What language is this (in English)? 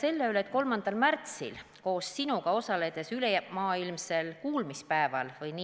Estonian